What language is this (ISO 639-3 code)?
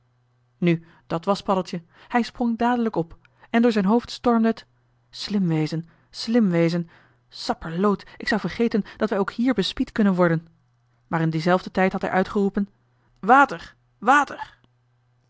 nld